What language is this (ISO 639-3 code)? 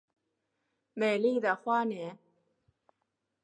zho